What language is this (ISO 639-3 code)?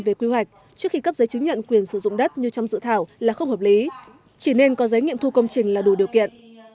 vie